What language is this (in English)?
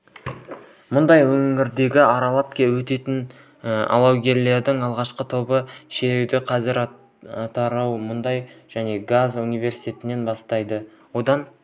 Kazakh